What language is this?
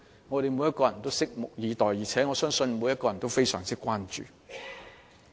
Cantonese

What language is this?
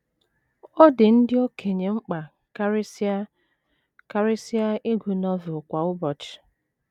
Igbo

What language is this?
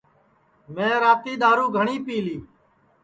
Sansi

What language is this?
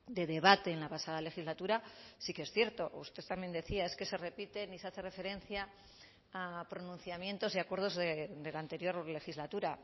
Spanish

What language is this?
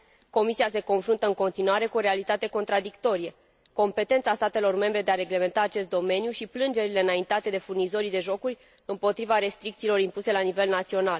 Romanian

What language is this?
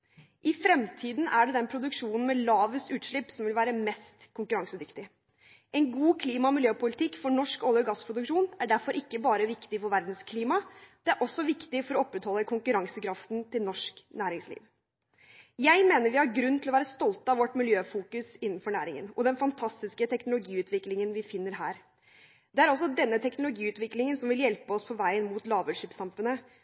Norwegian Bokmål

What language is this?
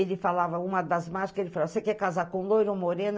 Portuguese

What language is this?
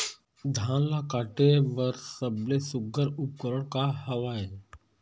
Chhattisgarhi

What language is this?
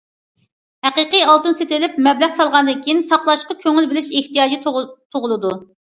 Uyghur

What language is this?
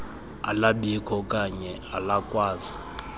Xhosa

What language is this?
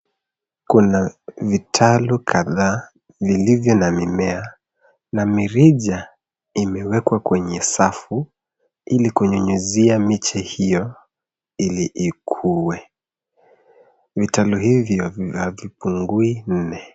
Swahili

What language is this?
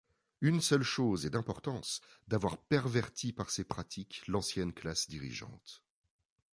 French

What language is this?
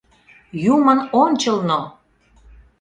Mari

